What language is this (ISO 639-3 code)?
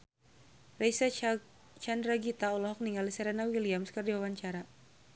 sun